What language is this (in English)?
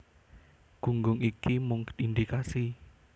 Javanese